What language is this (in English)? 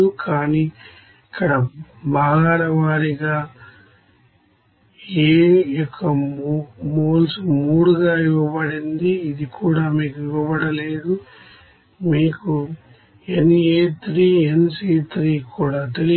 Telugu